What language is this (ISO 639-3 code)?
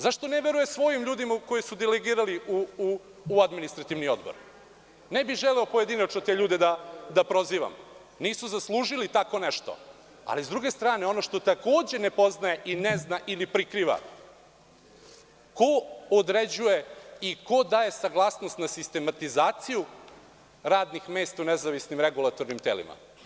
srp